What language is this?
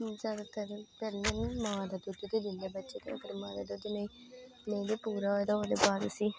Dogri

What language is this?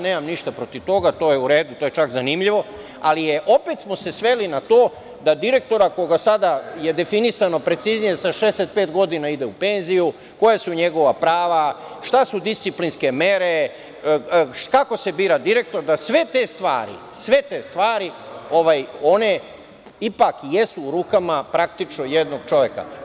Serbian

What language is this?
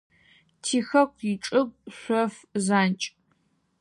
Adyghe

